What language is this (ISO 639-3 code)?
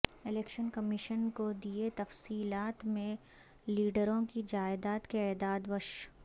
urd